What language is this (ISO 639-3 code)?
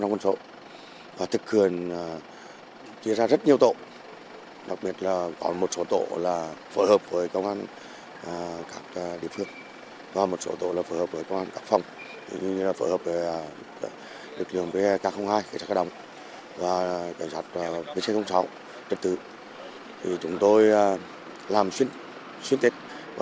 vie